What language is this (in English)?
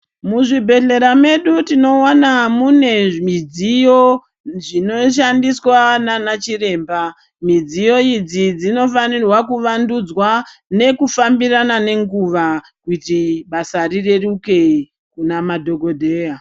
Ndau